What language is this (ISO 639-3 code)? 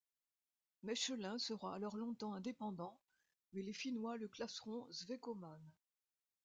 fra